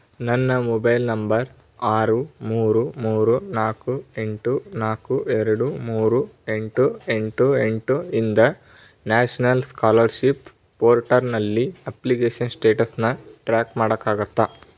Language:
Kannada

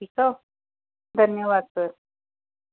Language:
Sindhi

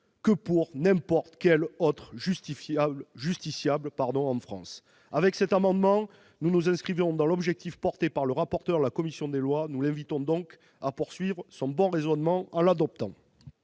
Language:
French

